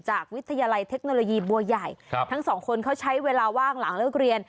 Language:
Thai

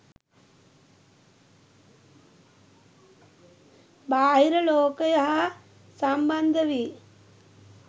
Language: Sinhala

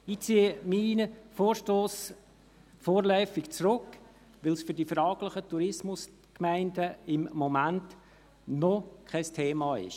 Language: Swiss German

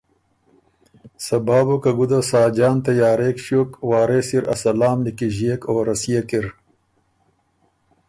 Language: Ormuri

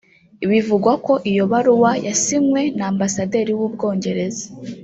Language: Kinyarwanda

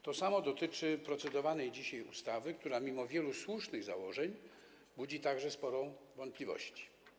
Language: Polish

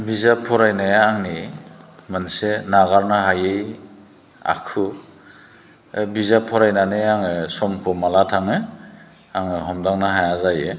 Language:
Bodo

